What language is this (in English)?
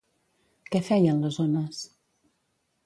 Catalan